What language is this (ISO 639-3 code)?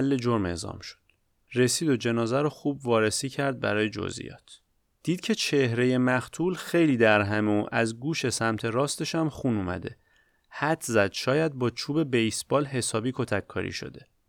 fas